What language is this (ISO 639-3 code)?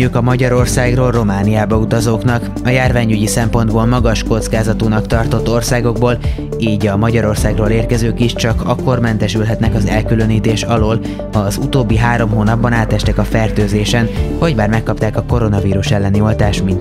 hun